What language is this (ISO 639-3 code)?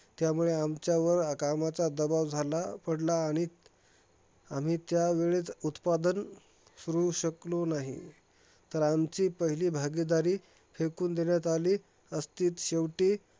mar